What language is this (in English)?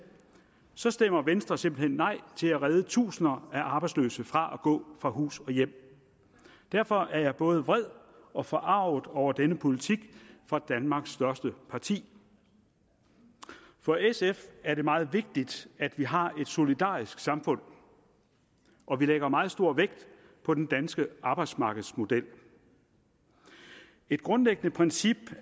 Danish